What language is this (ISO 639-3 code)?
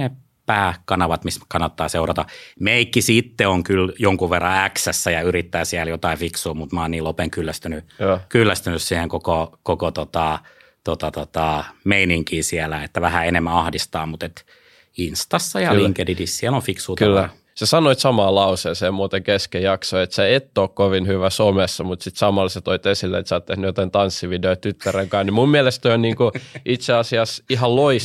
fin